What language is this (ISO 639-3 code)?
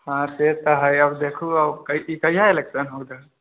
mai